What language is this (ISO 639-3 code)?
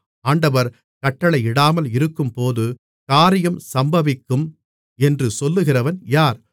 tam